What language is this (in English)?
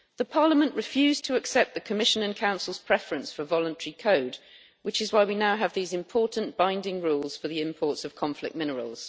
English